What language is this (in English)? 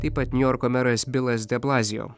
Lithuanian